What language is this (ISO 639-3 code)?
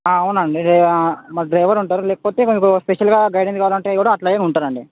tel